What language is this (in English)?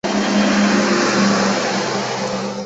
Chinese